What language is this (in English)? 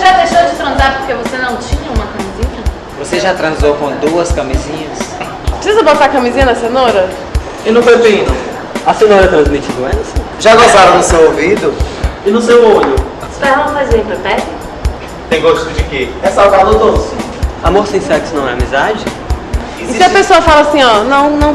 Portuguese